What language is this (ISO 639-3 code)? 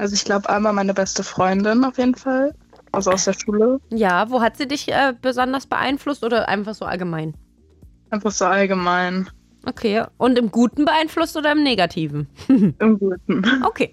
deu